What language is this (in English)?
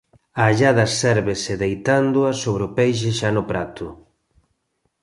Galician